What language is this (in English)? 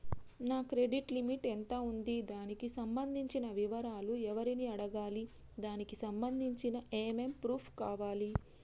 Telugu